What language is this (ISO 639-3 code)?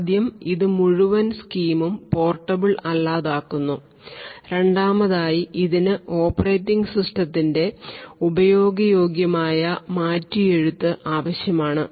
mal